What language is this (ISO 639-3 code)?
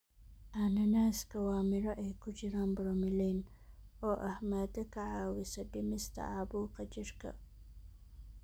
som